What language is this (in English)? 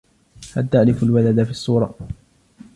Arabic